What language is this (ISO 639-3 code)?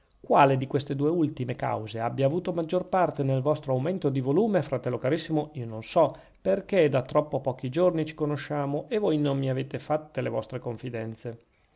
ita